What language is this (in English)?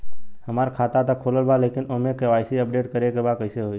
Bhojpuri